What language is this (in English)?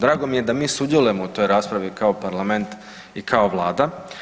Croatian